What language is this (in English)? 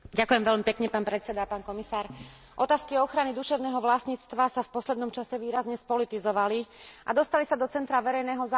Slovak